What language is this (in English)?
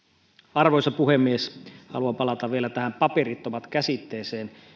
Finnish